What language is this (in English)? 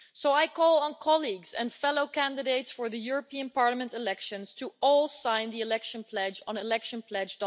English